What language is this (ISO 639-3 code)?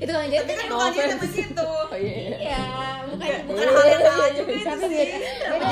ind